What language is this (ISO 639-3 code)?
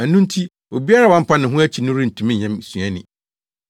aka